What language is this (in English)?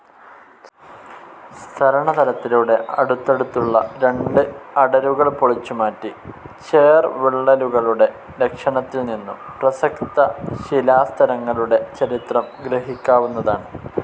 Malayalam